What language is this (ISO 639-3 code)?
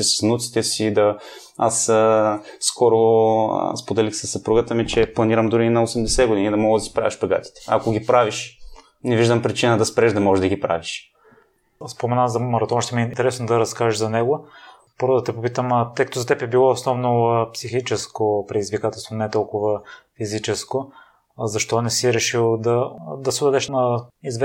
bul